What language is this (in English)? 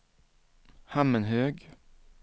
Swedish